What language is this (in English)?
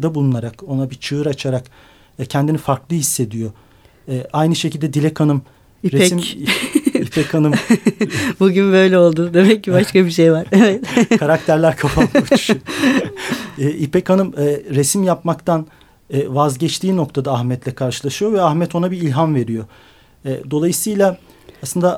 Turkish